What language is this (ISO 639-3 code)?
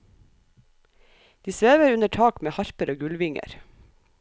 nor